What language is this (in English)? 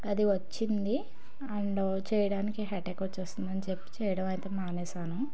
Telugu